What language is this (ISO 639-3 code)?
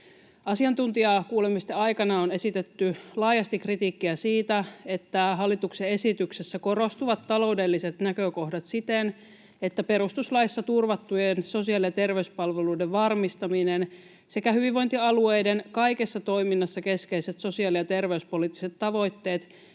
fin